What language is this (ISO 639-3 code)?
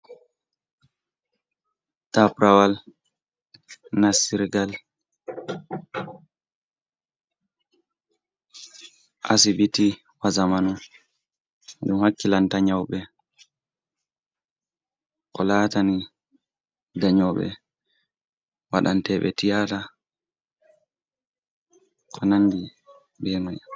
ful